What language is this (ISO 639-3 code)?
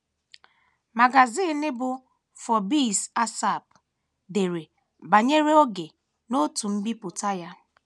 ibo